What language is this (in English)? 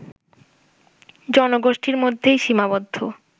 Bangla